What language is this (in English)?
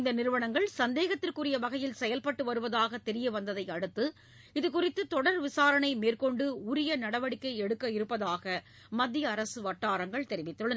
Tamil